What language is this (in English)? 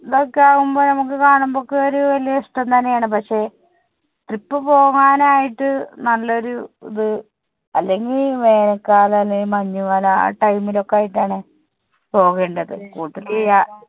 Malayalam